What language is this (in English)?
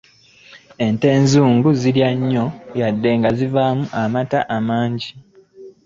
Ganda